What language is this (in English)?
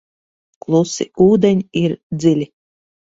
Latvian